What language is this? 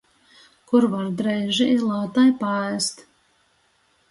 Latgalian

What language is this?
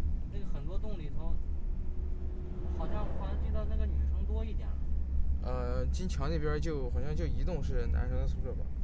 Chinese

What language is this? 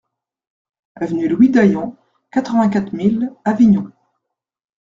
French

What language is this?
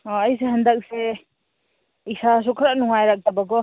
Manipuri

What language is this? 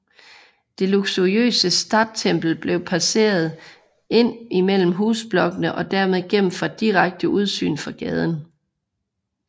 Danish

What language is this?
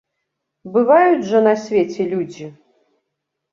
Belarusian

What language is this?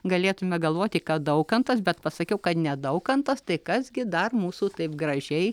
Lithuanian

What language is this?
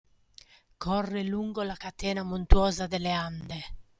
Italian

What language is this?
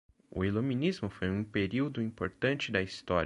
Portuguese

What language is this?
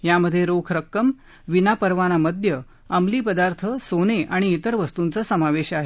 Marathi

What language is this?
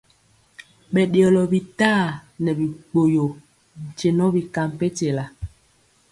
Mpiemo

